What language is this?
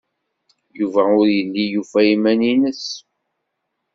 Kabyle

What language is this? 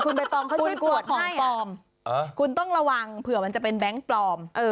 Thai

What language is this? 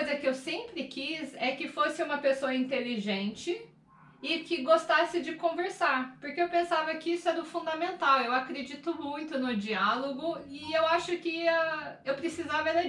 Portuguese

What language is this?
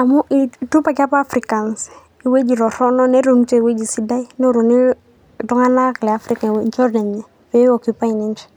Masai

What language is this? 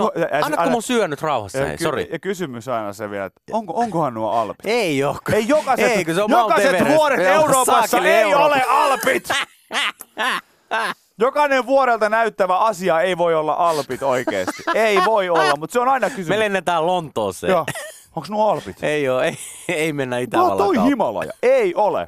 Finnish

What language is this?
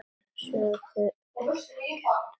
Icelandic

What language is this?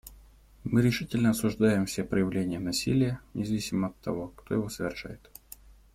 Russian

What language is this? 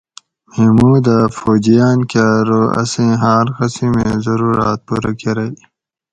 Gawri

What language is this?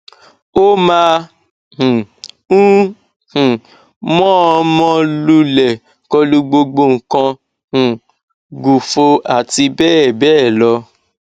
Yoruba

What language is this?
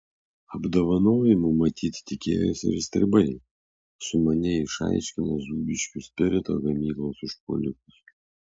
Lithuanian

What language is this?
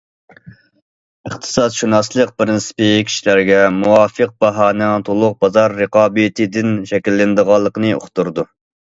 Uyghur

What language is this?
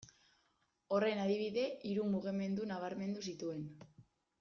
Basque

